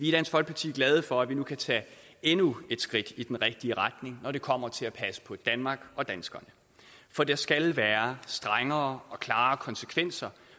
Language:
Danish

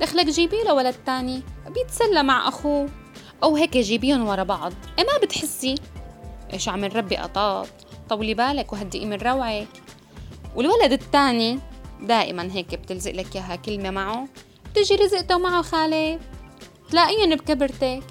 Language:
Arabic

